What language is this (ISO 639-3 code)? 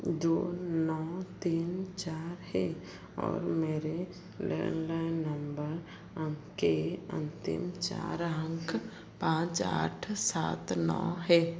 hin